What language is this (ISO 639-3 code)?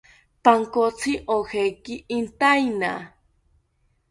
cpy